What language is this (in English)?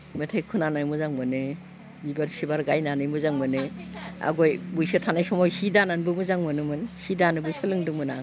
Bodo